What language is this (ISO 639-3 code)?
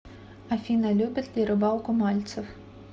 rus